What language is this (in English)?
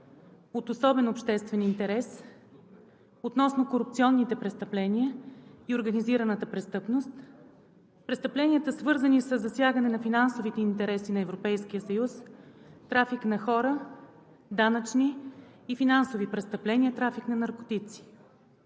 Bulgarian